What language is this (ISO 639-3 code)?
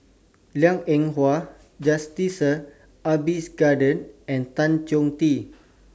eng